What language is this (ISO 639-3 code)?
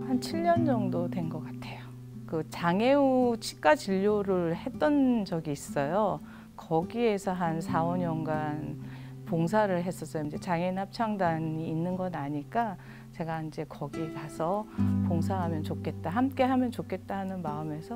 kor